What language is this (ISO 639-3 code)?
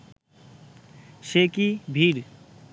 ben